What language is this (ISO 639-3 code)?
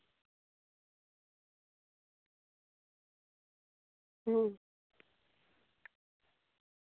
sat